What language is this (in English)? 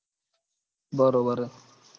Gujarati